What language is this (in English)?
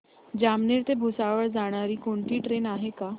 Marathi